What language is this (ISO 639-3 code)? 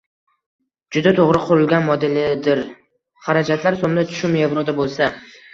uzb